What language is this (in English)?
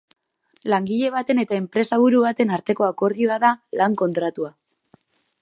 Basque